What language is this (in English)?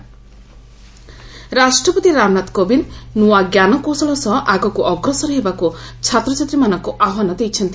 Odia